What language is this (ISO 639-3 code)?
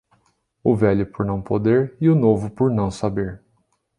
por